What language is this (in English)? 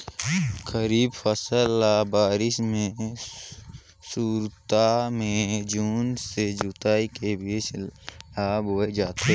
Chhattisgarhi